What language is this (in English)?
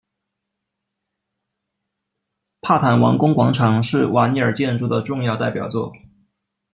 Chinese